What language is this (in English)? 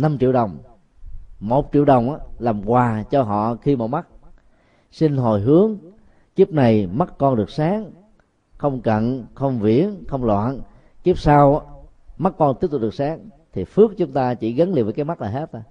Vietnamese